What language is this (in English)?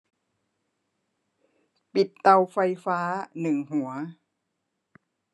Thai